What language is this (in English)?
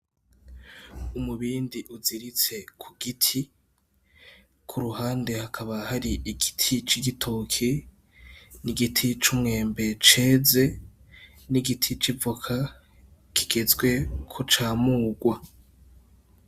Rundi